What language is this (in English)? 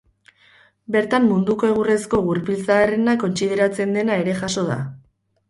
Basque